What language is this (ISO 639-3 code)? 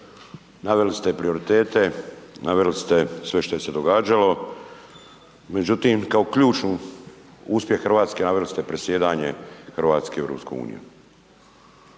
hrv